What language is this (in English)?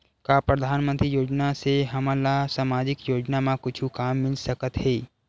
Chhattisgarhi